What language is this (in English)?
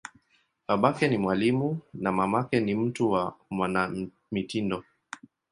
Swahili